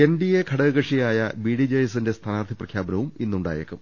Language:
Malayalam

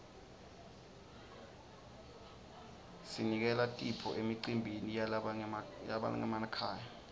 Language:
Swati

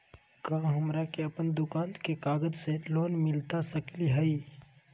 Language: Magahi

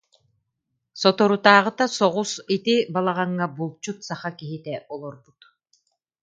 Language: Yakut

